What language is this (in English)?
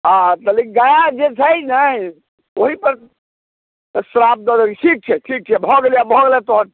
Maithili